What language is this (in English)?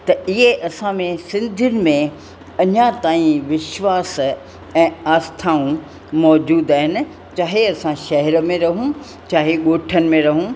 Sindhi